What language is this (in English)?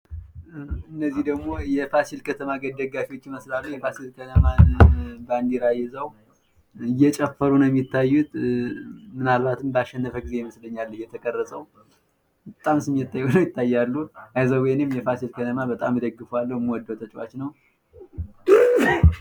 Amharic